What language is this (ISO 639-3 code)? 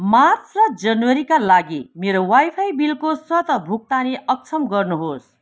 nep